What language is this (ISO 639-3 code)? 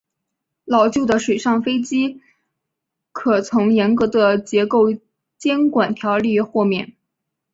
zho